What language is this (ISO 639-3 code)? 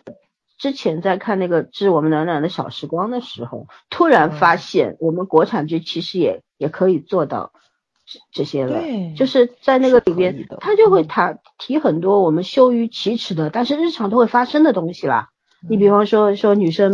zho